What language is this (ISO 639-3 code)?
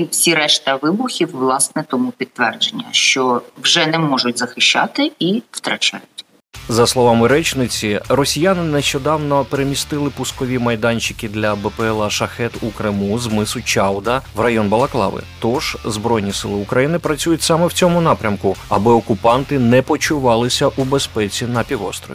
ukr